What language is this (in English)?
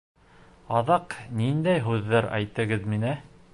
Bashkir